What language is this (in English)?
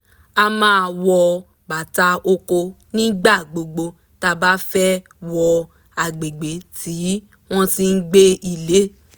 Yoruba